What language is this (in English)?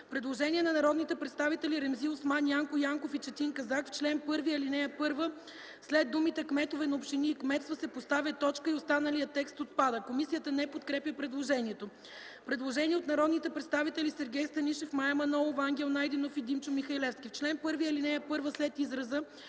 Bulgarian